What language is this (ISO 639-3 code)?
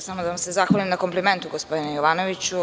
srp